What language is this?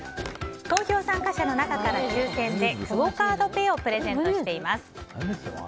Japanese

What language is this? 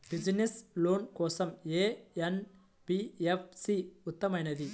Telugu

